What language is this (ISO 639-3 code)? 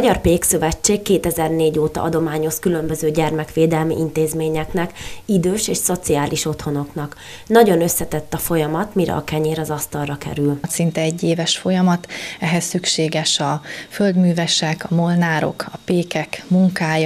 hun